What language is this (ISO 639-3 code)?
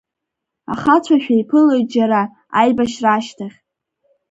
abk